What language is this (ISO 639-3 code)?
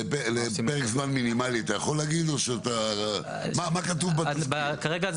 heb